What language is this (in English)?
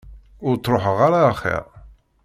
Kabyle